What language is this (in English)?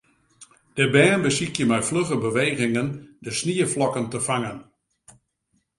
Western Frisian